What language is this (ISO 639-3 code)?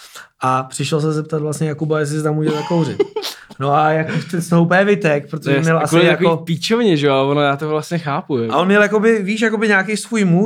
ces